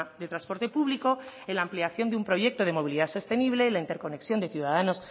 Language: Spanish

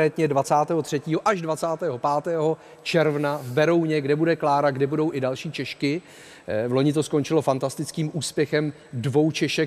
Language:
Czech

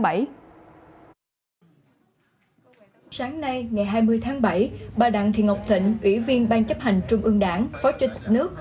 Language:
Vietnamese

